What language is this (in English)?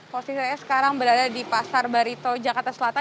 Indonesian